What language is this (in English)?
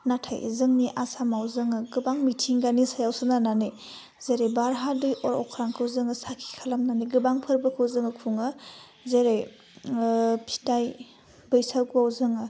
Bodo